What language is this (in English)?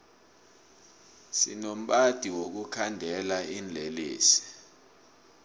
South Ndebele